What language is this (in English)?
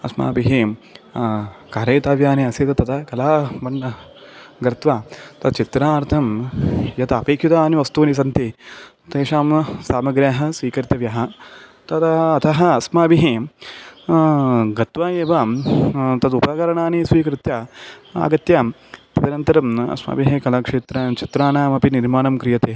Sanskrit